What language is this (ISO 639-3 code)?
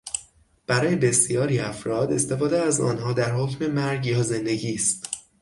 fas